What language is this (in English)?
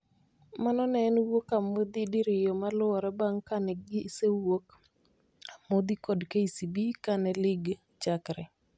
Luo (Kenya and Tanzania)